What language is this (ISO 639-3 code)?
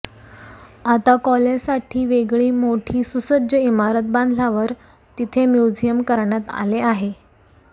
mar